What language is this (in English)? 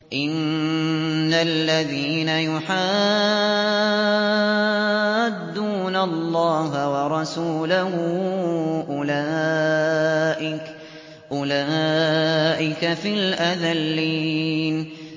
Arabic